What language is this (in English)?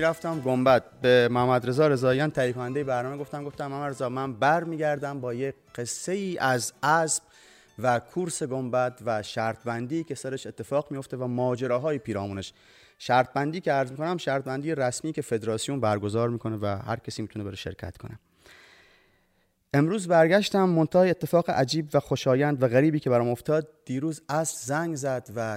Persian